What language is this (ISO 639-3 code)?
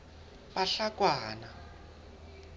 sot